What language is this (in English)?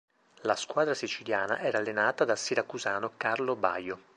Italian